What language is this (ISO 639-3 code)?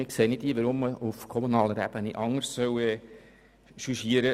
gsw